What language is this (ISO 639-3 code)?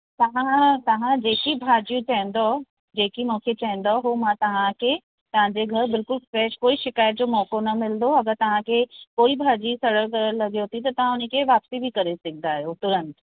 snd